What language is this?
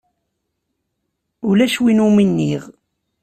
Kabyle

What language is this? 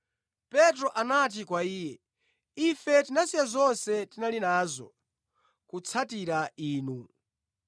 Nyanja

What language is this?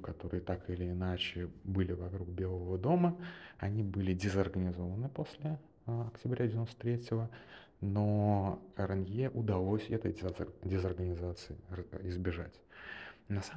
Russian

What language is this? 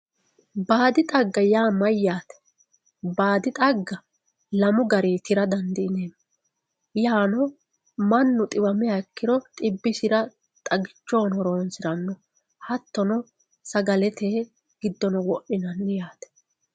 Sidamo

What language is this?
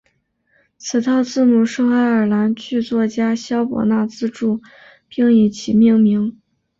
Chinese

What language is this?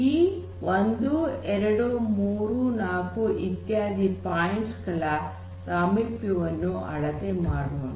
Kannada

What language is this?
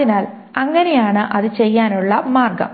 Malayalam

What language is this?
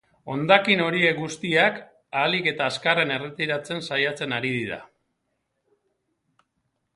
Basque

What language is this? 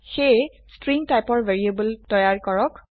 Assamese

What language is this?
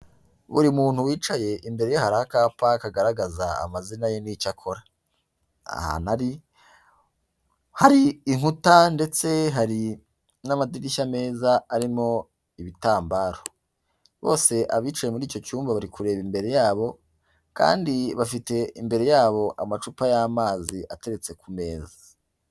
Kinyarwanda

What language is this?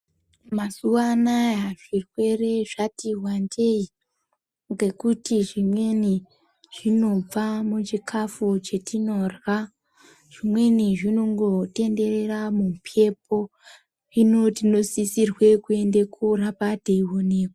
Ndau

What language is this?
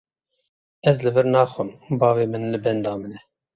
Kurdish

